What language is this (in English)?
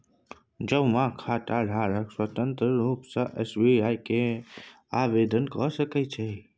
Maithili